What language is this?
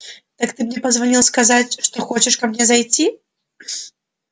Russian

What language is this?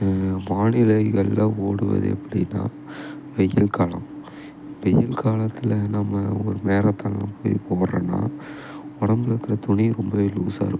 Tamil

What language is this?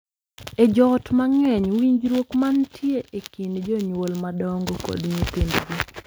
Luo (Kenya and Tanzania)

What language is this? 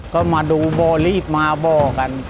Thai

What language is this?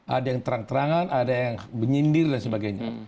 Indonesian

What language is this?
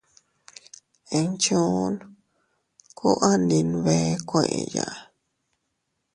Teutila Cuicatec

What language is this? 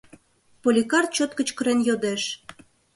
Mari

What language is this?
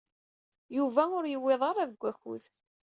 Kabyle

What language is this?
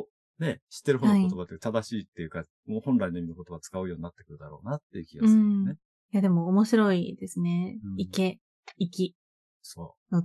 Japanese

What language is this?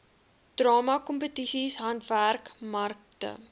Afrikaans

